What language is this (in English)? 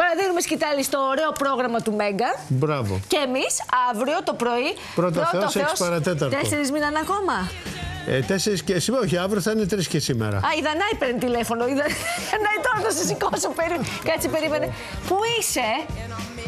Greek